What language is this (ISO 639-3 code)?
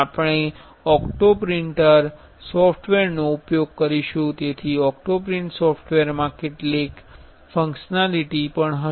guj